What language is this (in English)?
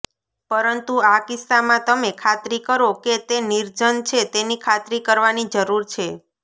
Gujarati